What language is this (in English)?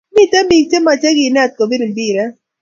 Kalenjin